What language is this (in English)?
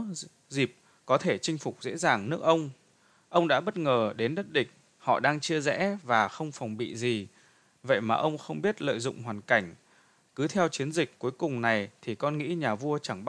Vietnamese